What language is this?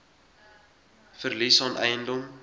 Afrikaans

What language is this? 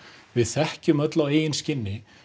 Icelandic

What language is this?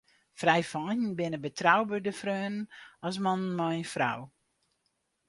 Western Frisian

